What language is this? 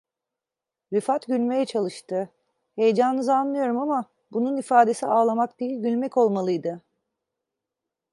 Turkish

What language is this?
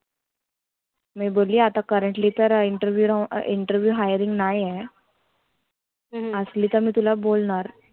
Marathi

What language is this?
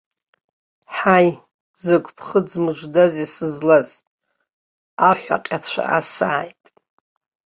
Abkhazian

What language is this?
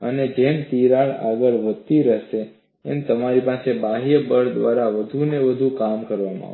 Gujarati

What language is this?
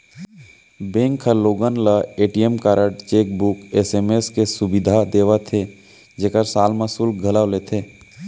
Chhattisgarhi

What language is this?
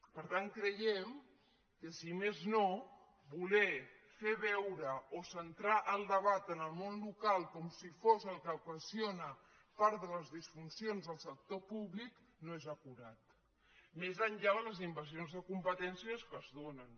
Catalan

